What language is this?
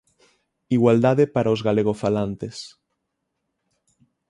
Galician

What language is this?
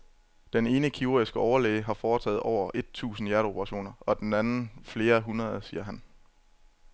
Danish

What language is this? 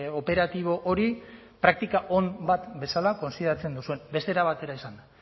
Basque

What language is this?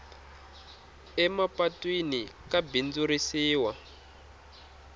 Tsonga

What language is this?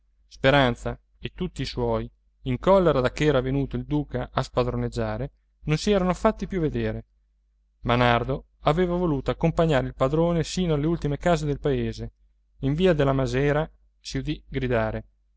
Italian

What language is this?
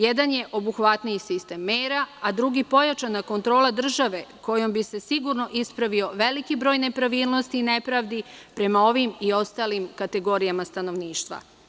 Serbian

